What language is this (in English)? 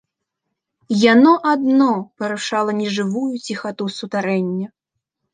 Belarusian